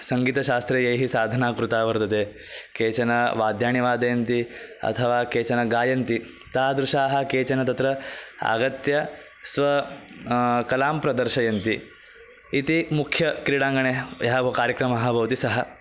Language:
Sanskrit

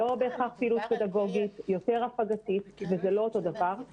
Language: Hebrew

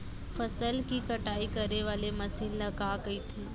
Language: Chhattisgarhi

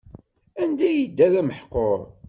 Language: Kabyle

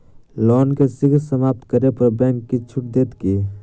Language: Maithili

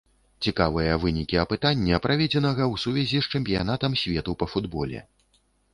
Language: Belarusian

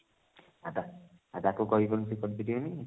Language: Odia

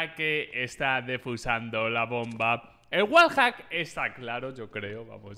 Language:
Spanish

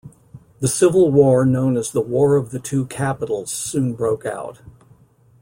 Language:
English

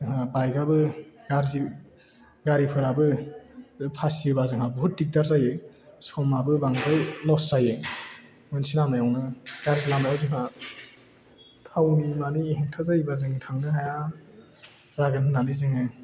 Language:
Bodo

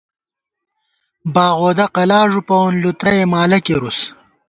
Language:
Gawar-Bati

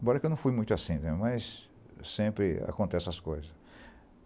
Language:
Portuguese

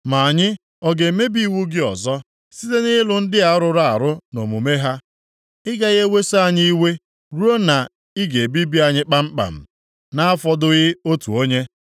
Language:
Igbo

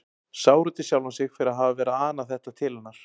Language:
Icelandic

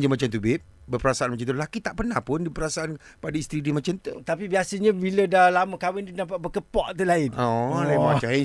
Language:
Malay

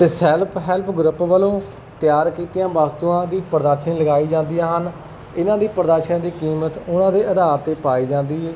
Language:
Punjabi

